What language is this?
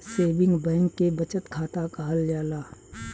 Bhojpuri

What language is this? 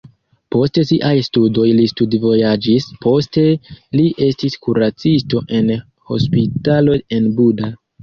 Esperanto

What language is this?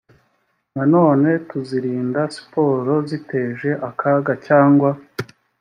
Kinyarwanda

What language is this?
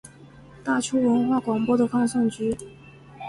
Chinese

